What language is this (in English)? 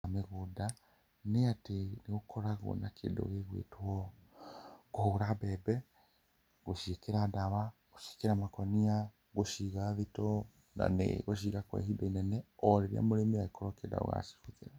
Kikuyu